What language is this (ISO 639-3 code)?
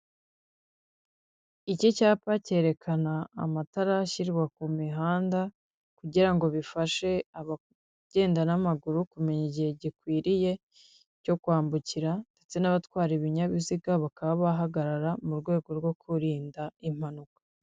kin